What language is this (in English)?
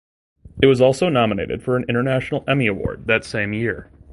English